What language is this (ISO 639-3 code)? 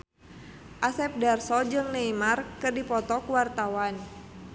sun